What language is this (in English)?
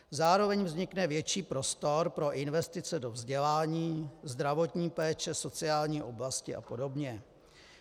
Czech